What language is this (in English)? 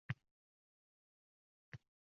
Uzbek